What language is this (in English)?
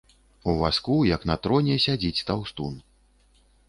Belarusian